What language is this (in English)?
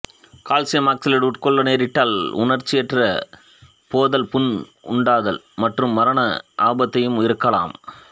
Tamil